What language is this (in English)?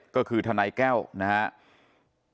Thai